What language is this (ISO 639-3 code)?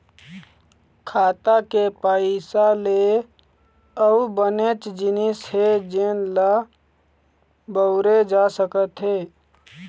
hne